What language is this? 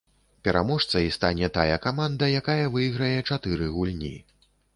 Belarusian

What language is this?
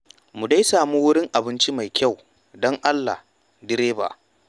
Hausa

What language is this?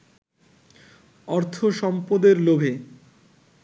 Bangla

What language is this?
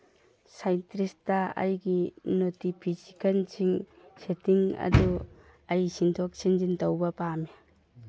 Manipuri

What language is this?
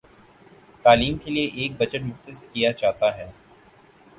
Urdu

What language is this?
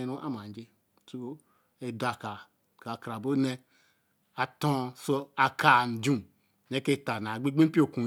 Eleme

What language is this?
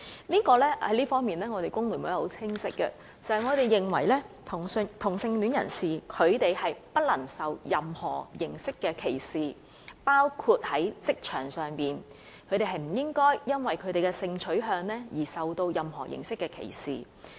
Cantonese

